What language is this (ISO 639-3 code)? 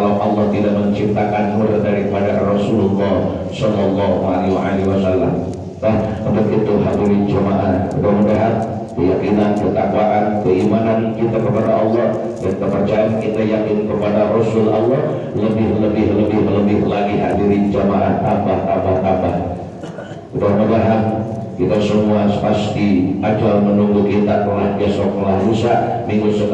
ind